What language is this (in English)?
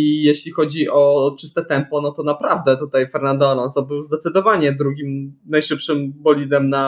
Polish